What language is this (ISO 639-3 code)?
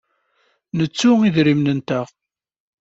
kab